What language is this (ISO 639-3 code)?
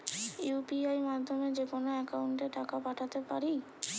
ben